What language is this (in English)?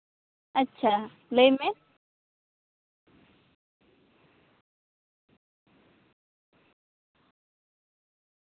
Santali